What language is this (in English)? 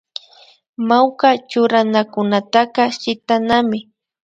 Imbabura Highland Quichua